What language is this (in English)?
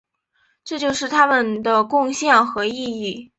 Chinese